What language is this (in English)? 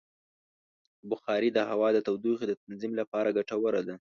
Pashto